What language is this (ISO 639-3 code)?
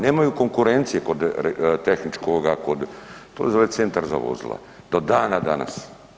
hrv